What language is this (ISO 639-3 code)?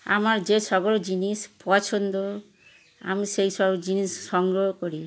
ben